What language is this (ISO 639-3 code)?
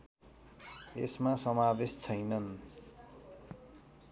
nep